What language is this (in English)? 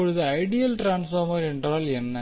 Tamil